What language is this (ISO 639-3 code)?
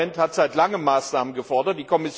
deu